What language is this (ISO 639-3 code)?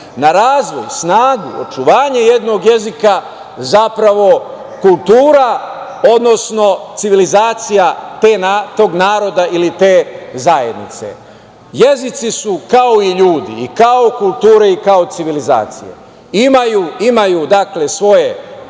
srp